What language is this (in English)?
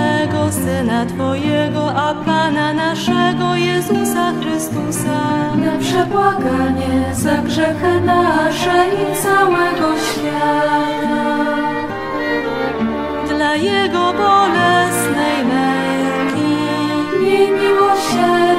Polish